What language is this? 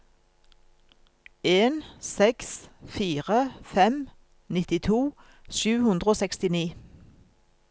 Norwegian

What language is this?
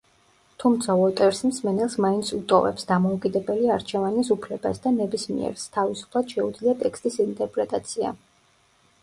Georgian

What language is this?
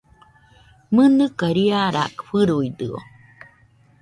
Nüpode Huitoto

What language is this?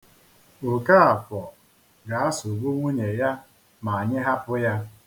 Igbo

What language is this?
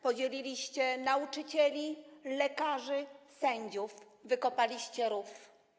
Polish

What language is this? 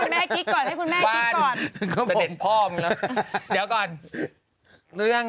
Thai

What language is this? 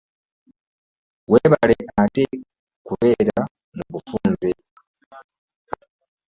Ganda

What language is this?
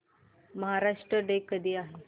Marathi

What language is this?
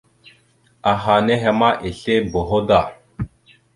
Mada (Cameroon)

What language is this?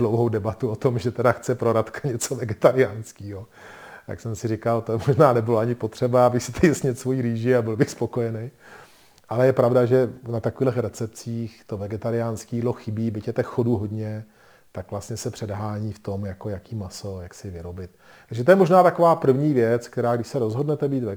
Czech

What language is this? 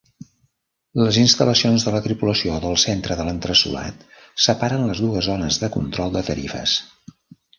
Catalan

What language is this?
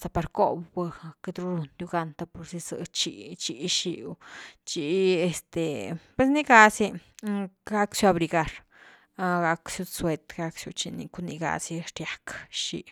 Güilá Zapotec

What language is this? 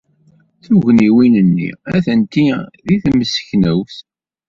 Kabyle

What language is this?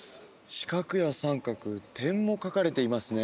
Japanese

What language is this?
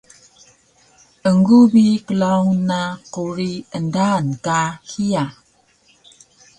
Taroko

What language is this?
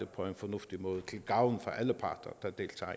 Danish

